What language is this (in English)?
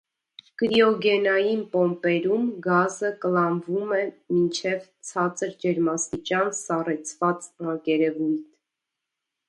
Armenian